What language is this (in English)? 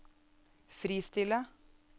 Norwegian